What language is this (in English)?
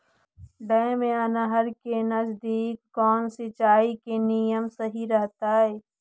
Magahi